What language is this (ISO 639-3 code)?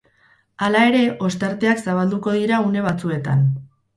eus